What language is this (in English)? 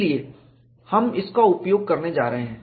Hindi